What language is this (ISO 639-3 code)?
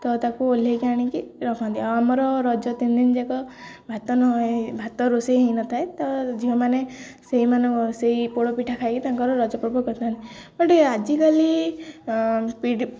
ori